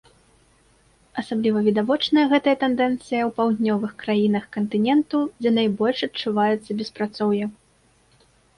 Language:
Belarusian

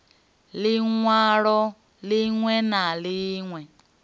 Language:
Venda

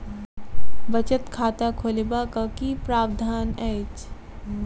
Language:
Maithili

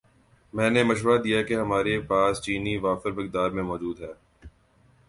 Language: Urdu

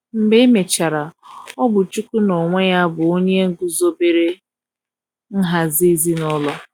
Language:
Igbo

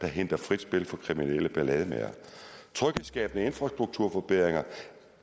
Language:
Danish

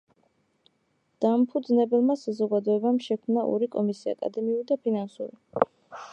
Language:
Georgian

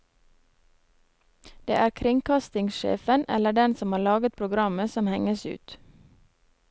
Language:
Norwegian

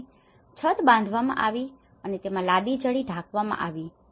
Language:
Gujarati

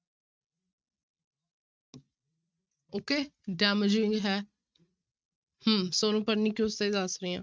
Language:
Punjabi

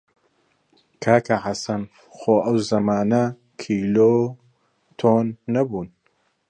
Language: Central Kurdish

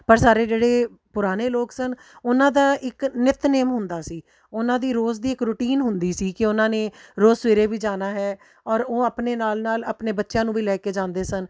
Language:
Punjabi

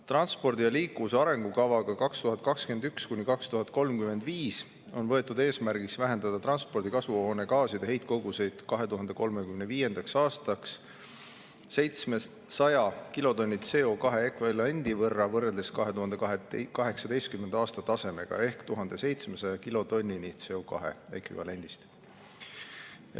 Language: Estonian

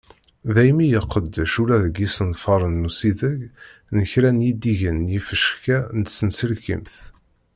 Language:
Kabyle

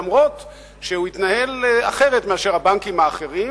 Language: Hebrew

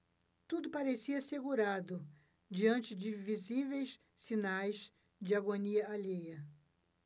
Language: Portuguese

